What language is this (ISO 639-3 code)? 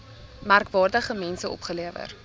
afr